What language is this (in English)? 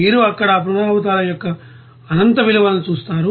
Telugu